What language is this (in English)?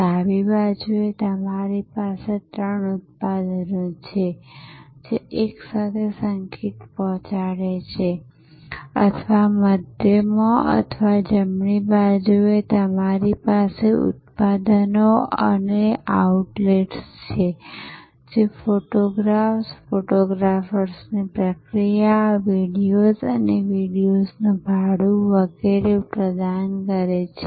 Gujarati